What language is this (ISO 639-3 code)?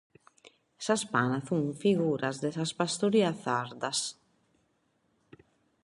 srd